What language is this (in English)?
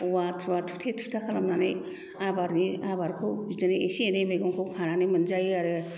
Bodo